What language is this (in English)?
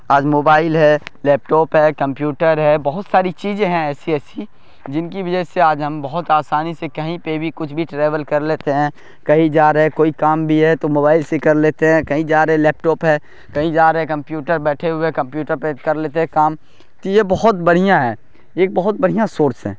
Urdu